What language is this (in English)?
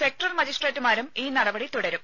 Malayalam